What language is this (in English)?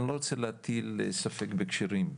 Hebrew